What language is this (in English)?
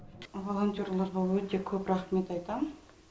Kazakh